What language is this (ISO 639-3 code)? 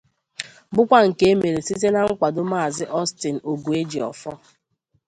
ibo